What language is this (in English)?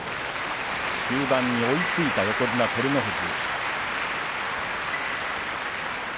Japanese